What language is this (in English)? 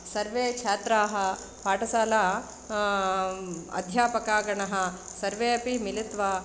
Sanskrit